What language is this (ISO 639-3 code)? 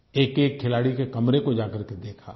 hin